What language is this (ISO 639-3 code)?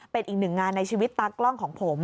tha